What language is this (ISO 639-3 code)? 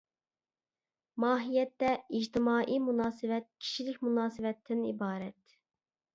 uig